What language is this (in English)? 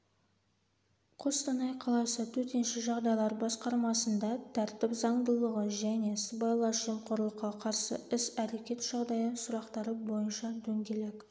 Kazakh